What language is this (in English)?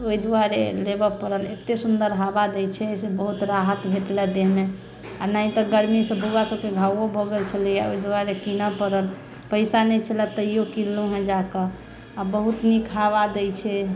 Maithili